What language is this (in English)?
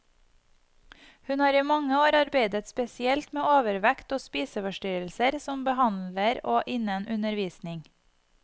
Norwegian